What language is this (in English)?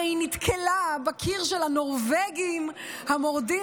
Hebrew